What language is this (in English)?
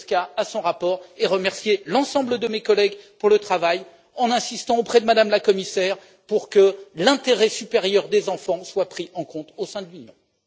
French